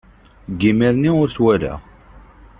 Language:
Kabyle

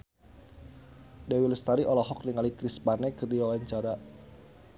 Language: Sundanese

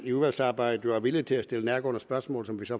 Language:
Danish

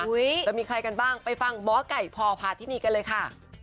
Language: Thai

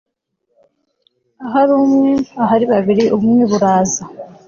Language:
Kinyarwanda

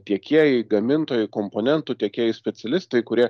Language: Lithuanian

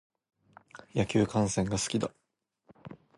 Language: Japanese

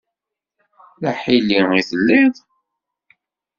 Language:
Kabyle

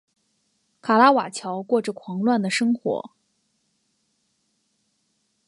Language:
Chinese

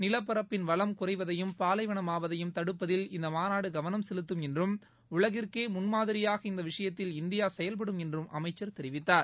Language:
Tamil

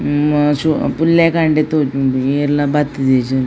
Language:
Tulu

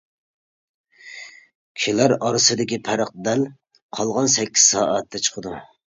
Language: Uyghur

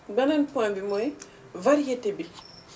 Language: Wolof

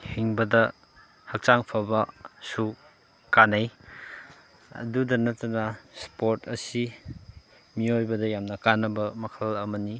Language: Manipuri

